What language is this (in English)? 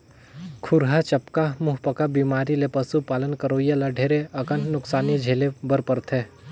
Chhattisgarhi